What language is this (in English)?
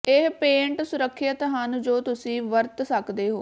Punjabi